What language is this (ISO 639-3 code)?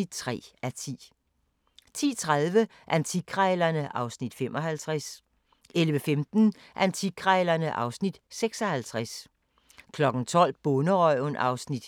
dan